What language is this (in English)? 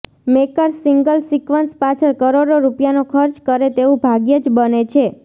Gujarati